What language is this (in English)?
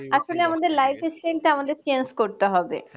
Bangla